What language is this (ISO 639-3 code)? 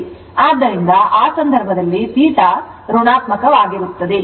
kan